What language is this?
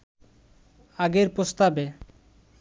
Bangla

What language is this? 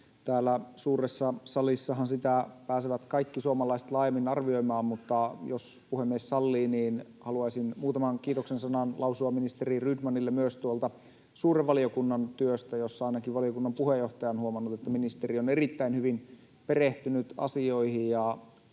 Finnish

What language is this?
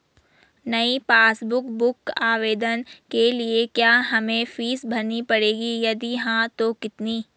Hindi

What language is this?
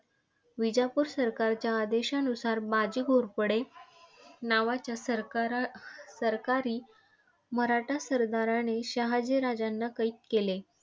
Marathi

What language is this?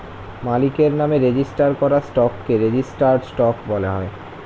Bangla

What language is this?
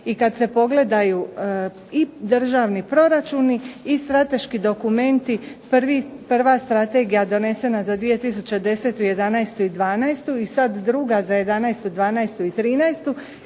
Croatian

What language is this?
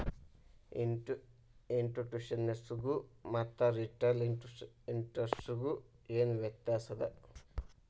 Kannada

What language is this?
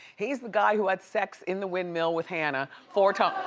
English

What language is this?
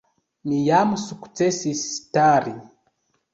Esperanto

